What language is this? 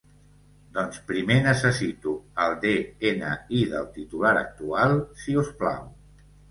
Catalan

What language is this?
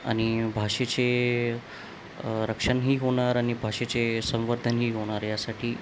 Marathi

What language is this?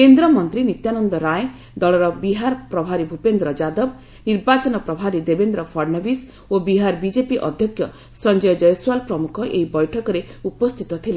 Odia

